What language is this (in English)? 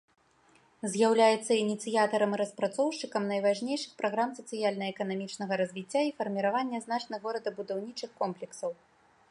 Belarusian